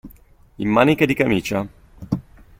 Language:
Italian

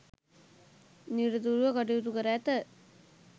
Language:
Sinhala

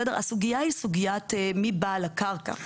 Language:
Hebrew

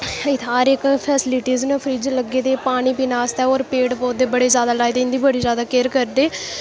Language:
Dogri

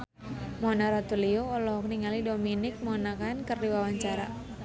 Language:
Sundanese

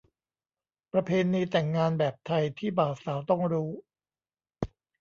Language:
Thai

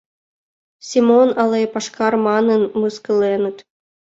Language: Mari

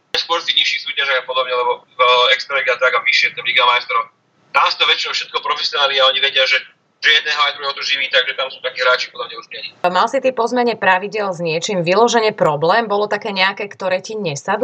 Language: Slovak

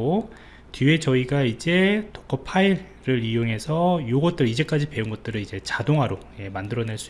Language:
Korean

